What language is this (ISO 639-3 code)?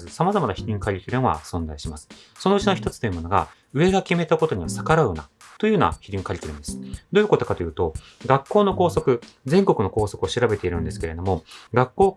jpn